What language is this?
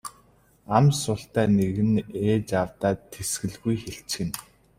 Mongolian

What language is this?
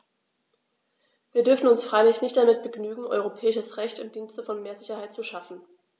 German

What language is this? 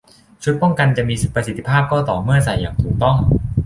Thai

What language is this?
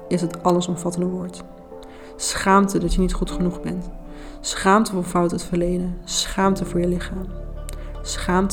Dutch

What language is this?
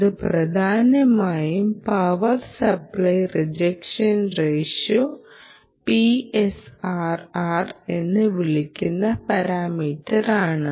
Malayalam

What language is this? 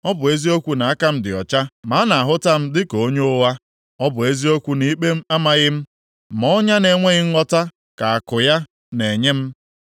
Igbo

